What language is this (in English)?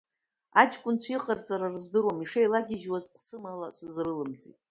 Abkhazian